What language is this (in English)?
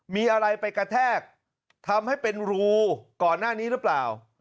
Thai